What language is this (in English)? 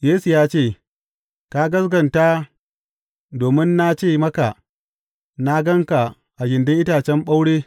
Hausa